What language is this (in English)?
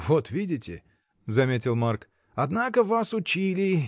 Russian